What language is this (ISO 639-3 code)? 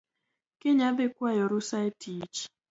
luo